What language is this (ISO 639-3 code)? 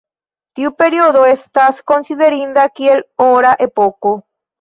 epo